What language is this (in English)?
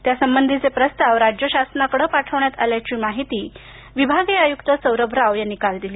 Marathi